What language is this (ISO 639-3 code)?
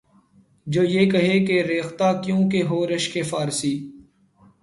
urd